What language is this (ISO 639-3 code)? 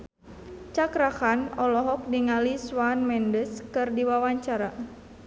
sun